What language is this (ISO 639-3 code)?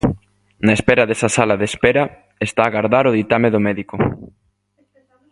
glg